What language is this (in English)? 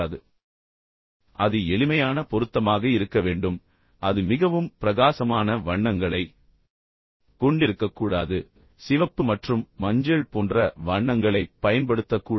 Tamil